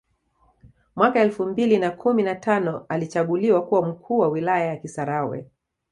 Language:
Swahili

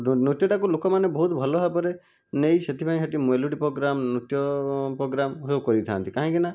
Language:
Odia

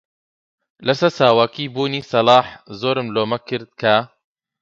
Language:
Central Kurdish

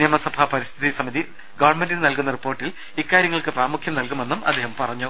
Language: Malayalam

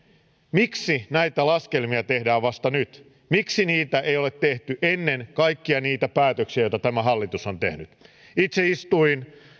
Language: Finnish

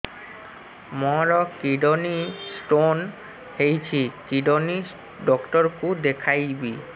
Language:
Odia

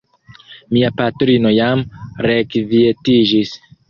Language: Esperanto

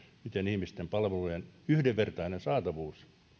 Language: Finnish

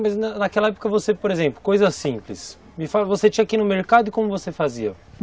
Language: Portuguese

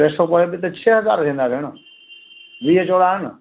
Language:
Sindhi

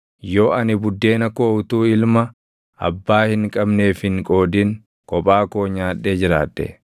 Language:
Oromo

